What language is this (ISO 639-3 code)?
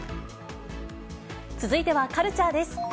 jpn